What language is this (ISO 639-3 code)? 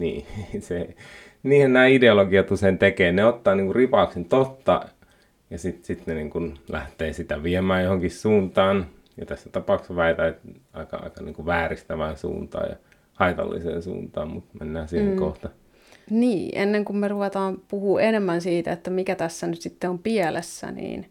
fin